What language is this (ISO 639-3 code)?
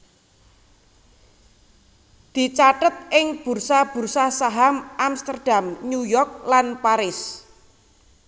jav